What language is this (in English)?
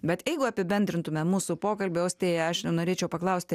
Lithuanian